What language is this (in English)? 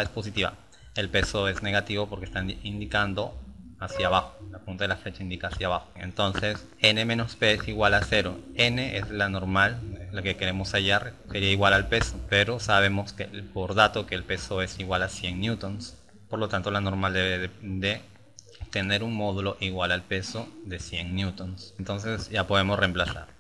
Spanish